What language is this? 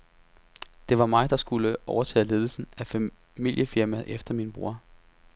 Danish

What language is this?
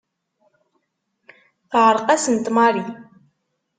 Kabyle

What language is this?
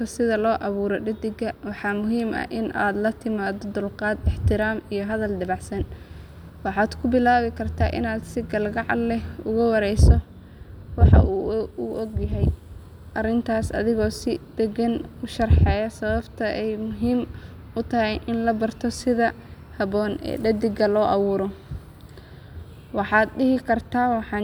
Somali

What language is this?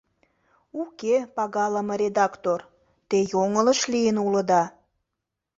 Mari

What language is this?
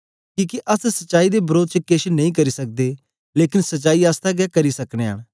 Dogri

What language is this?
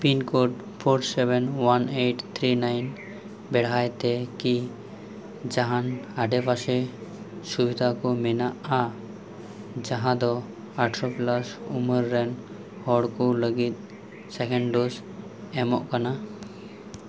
Santali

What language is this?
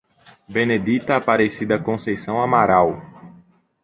Portuguese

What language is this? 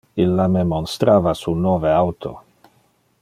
Interlingua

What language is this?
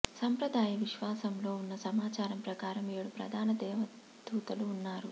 Telugu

